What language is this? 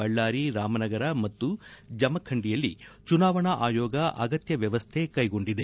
Kannada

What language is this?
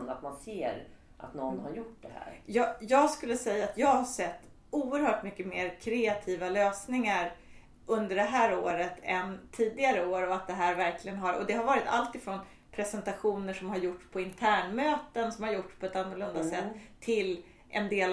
Swedish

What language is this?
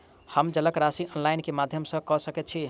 Maithili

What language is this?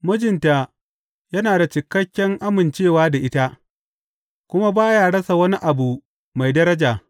Hausa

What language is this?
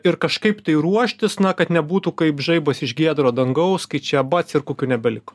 Lithuanian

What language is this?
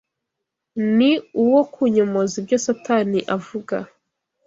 Kinyarwanda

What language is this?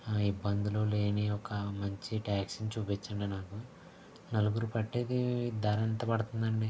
Telugu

